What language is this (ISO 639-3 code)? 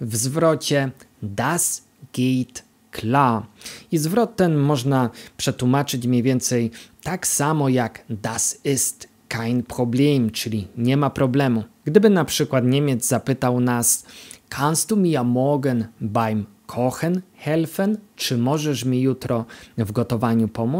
pol